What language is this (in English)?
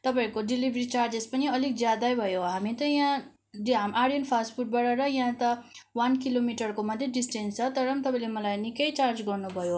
Nepali